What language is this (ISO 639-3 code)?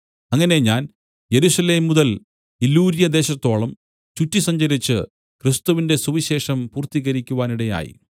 mal